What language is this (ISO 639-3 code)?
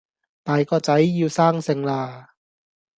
yue